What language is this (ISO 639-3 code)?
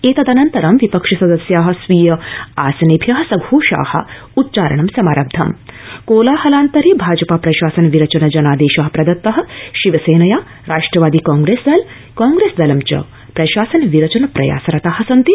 san